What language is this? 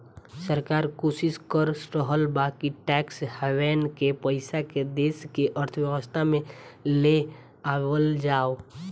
Bhojpuri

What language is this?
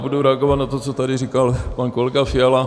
Czech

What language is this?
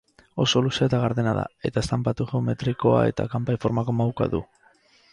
Basque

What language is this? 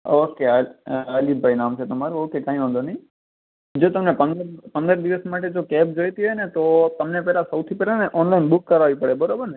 Gujarati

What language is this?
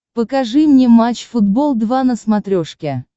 Russian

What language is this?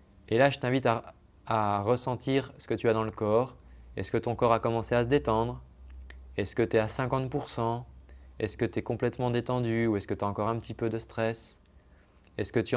French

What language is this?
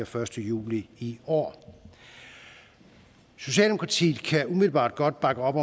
Danish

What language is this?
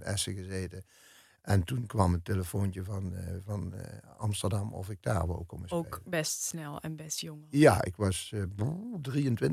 Dutch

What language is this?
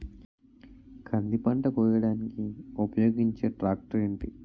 Telugu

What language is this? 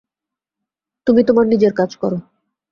Bangla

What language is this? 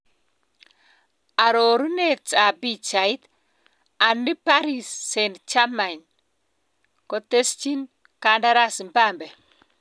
Kalenjin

